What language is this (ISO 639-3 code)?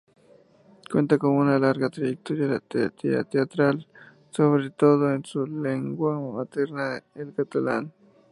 spa